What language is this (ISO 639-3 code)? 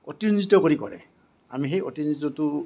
asm